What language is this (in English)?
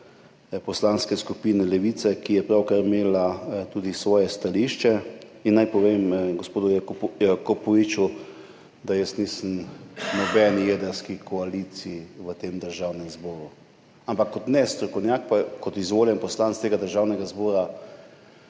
Slovenian